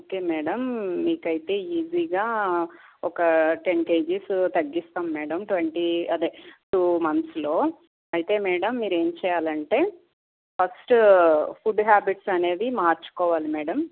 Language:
Telugu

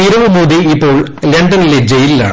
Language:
Malayalam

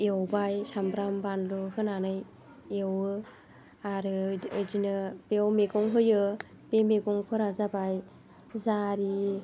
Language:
Bodo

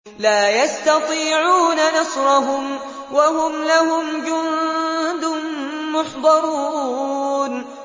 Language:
Arabic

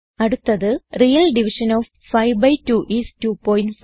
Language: Malayalam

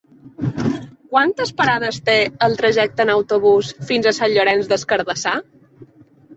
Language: Catalan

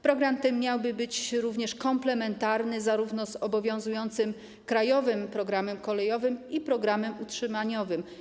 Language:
Polish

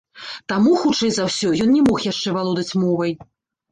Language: Belarusian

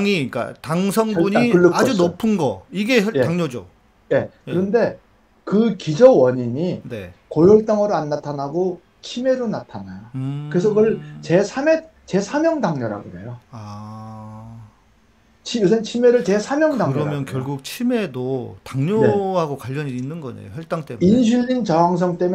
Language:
Korean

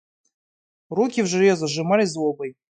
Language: Russian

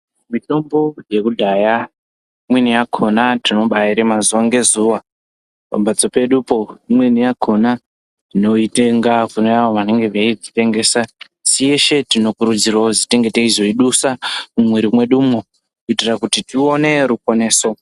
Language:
Ndau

